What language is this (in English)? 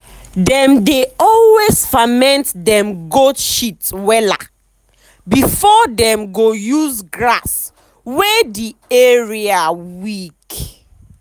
Nigerian Pidgin